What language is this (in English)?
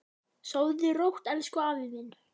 Icelandic